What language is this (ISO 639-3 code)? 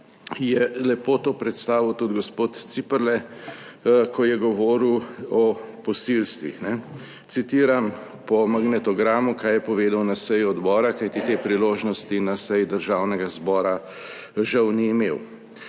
slv